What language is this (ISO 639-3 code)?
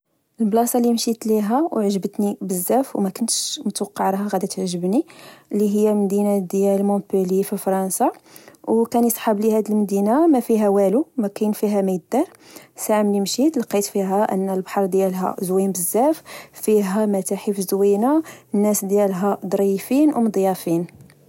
ary